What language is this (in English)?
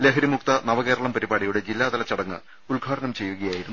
Malayalam